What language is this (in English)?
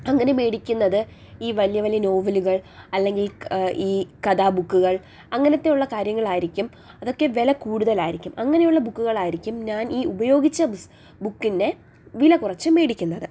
Malayalam